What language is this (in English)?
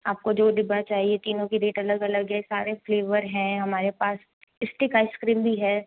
Hindi